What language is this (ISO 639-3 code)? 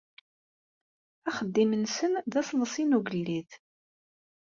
kab